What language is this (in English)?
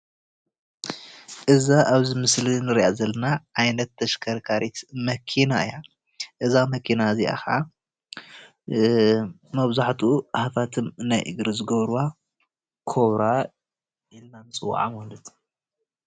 Tigrinya